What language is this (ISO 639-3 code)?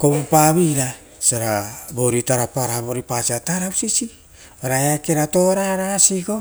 roo